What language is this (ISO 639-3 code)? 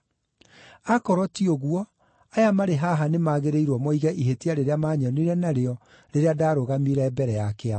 kik